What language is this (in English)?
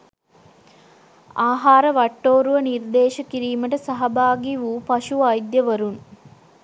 Sinhala